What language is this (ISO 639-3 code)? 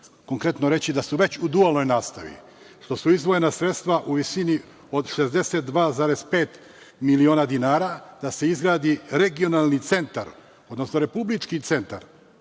srp